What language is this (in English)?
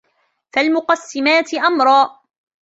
Arabic